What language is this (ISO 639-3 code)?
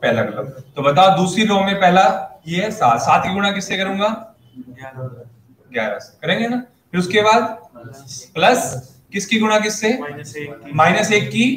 hin